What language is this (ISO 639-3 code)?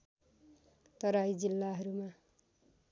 nep